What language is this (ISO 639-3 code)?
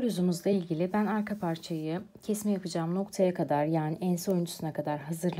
tur